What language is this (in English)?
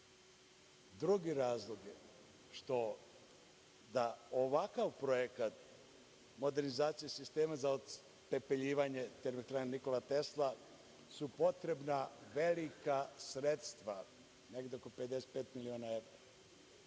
Serbian